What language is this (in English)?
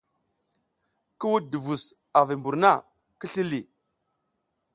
South Giziga